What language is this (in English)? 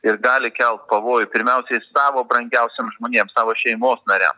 Lithuanian